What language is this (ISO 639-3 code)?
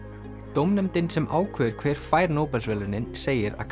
isl